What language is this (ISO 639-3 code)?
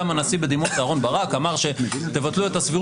heb